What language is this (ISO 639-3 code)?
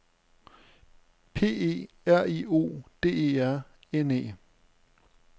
dan